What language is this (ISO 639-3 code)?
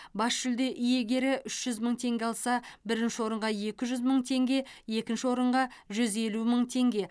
kaz